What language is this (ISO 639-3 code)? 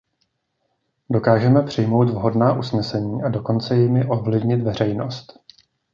ces